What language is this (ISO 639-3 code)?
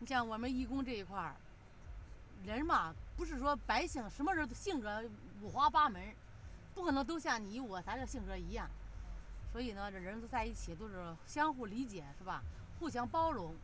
zho